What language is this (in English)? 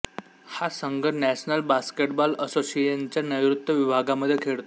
Marathi